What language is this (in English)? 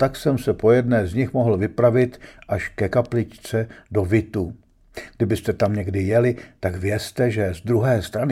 Czech